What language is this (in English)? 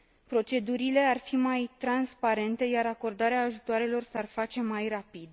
Romanian